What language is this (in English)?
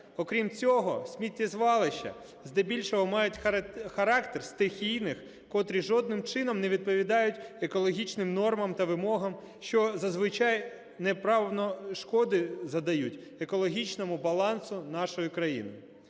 Ukrainian